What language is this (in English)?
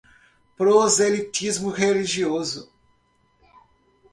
Portuguese